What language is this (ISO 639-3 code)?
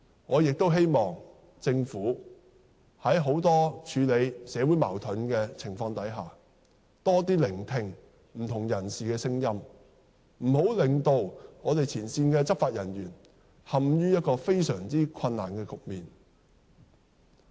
yue